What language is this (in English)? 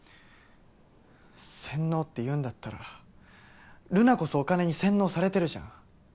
Japanese